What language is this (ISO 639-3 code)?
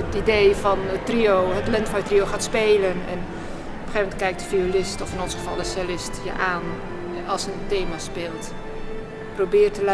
nld